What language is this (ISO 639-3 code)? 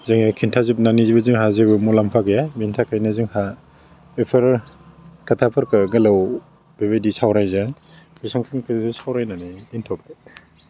brx